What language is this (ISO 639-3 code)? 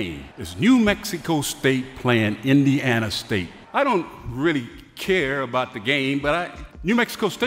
eng